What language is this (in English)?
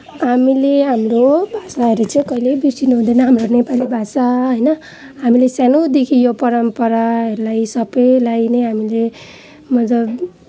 Nepali